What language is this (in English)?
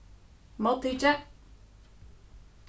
Faroese